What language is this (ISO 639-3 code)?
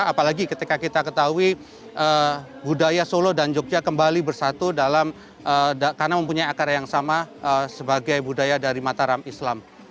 ind